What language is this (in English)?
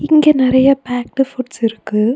Tamil